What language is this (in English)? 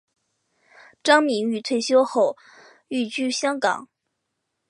Chinese